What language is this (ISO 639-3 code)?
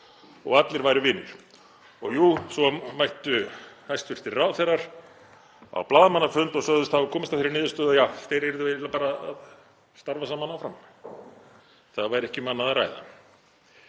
isl